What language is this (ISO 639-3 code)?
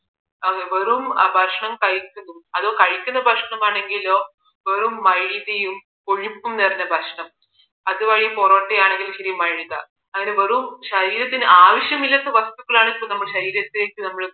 mal